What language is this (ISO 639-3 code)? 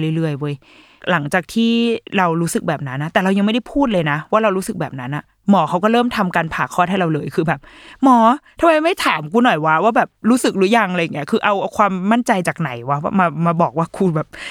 tha